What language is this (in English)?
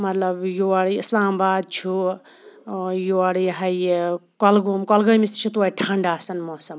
Kashmiri